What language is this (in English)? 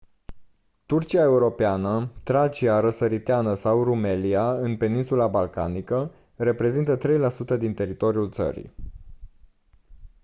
Romanian